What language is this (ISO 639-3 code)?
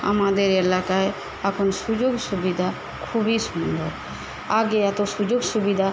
ben